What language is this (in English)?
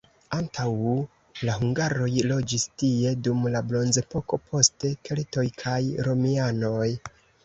Esperanto